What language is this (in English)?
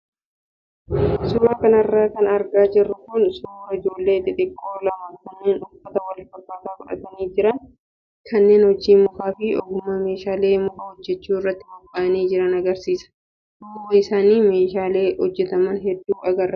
Oromo